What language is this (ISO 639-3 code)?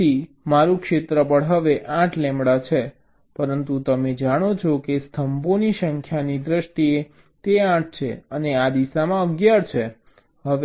guj